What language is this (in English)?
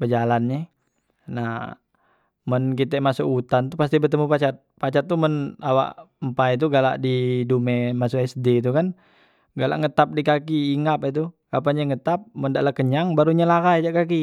Musi